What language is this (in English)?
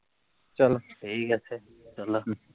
Bangla